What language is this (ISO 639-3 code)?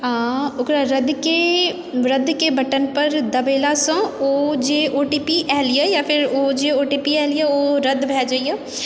mai